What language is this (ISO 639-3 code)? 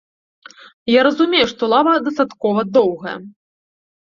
bel